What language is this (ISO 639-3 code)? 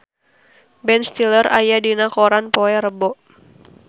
sun